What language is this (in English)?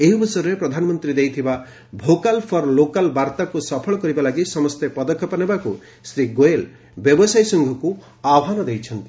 Odia